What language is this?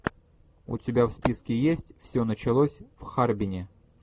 Russian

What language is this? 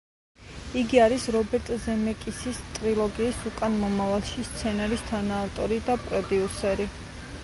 Georgian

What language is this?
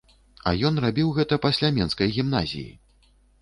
Belarusian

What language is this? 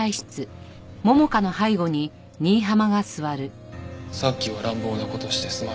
Japanese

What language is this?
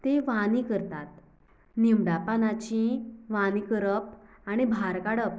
Konkani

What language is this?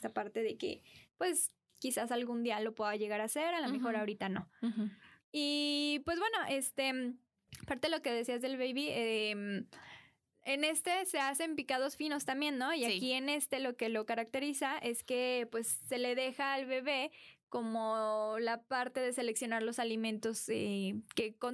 Spanish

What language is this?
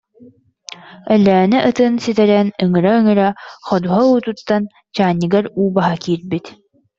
Yakut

